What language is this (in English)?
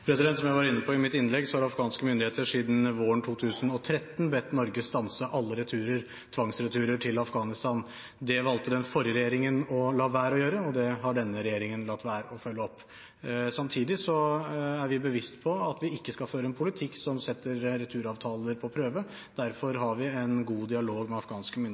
Norwegian Bokmål